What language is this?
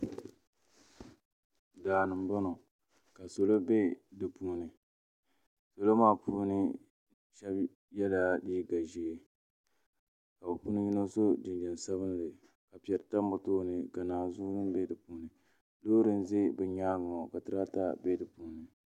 Dagbani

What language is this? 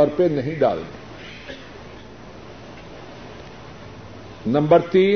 Urdu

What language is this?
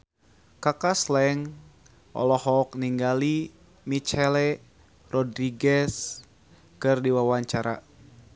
Sundanese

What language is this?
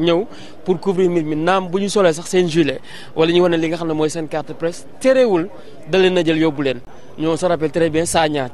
French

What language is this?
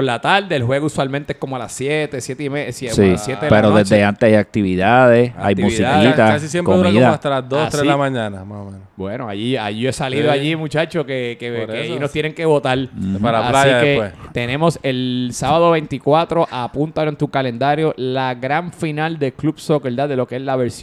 Spanish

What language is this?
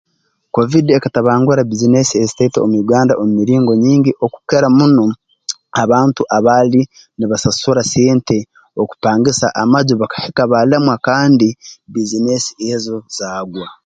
Tooro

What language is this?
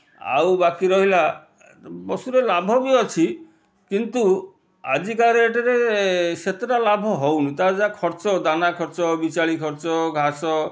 Odia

